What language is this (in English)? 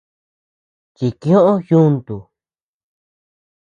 Tepeuxila Cuicatec